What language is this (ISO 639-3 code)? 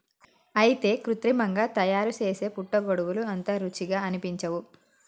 tel